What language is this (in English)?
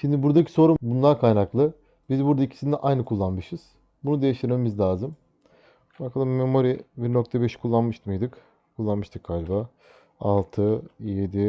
Turkish